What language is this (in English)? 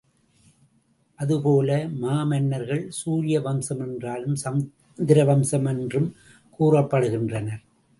Tamil